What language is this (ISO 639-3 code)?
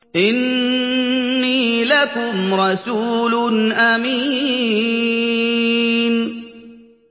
ara